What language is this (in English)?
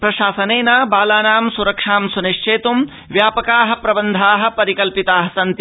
Sanskrit